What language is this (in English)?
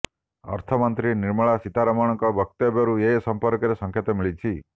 Odia